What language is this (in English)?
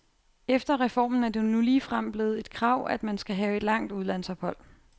Danish